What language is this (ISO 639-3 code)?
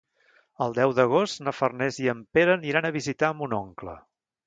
cat